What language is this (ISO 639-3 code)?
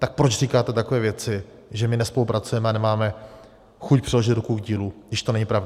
ces